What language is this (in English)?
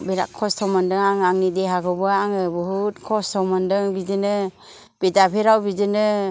Bodo